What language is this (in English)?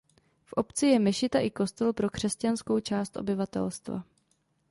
Czech